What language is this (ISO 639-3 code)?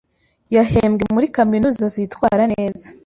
kin